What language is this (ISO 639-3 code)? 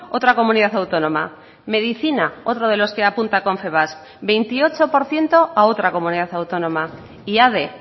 spa